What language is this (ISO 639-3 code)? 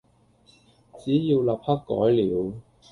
yue